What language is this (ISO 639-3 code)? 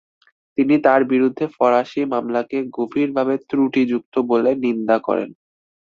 ben